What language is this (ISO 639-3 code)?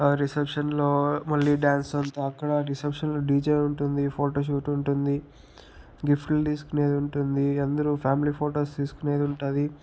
tel